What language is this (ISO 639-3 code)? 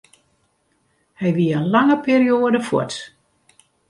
fry